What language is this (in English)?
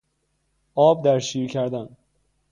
Persian